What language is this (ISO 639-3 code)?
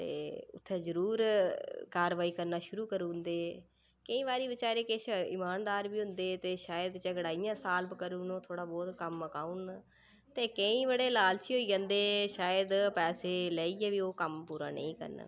doi